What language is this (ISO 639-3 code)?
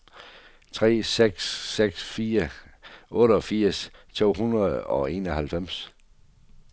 dan